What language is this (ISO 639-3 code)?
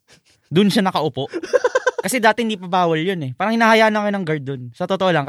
fil